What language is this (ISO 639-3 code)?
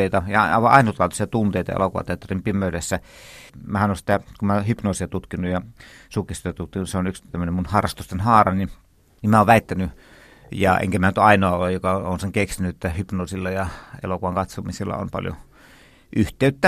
fin